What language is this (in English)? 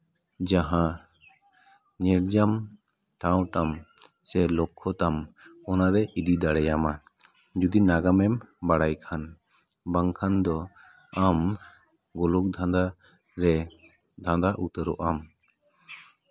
Santali